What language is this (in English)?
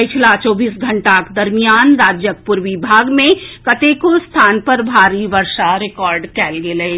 Maithili